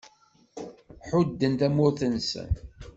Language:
Kabyle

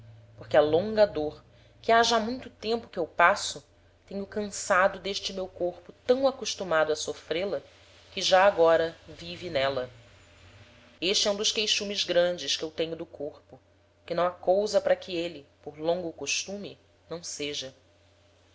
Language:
Portuguese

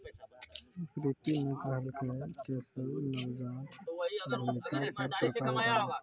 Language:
Maithili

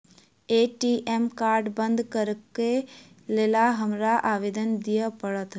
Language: Maithili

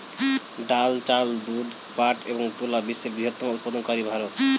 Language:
Bangla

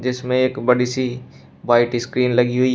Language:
Hindi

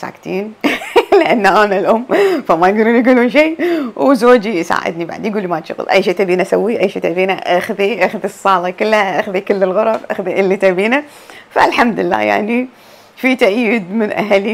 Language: Arabic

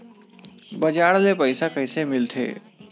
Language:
Chhattisgarhi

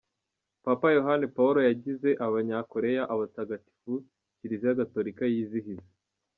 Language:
Kinyarwanda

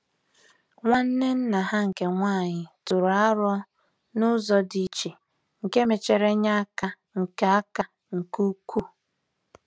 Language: Igbo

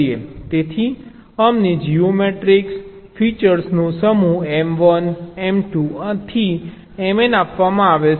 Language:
Gujarati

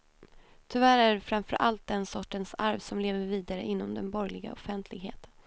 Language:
Swedish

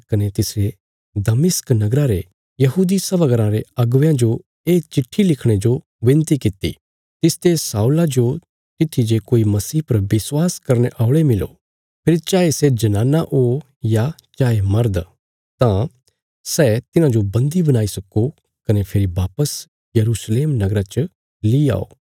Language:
Bilaspuri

